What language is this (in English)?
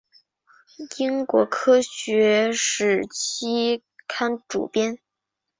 Chinese